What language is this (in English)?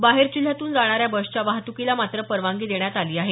Marathi